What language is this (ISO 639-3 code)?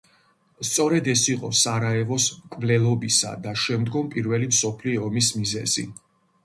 kat